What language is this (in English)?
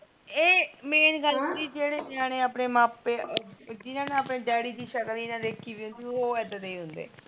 Punjabi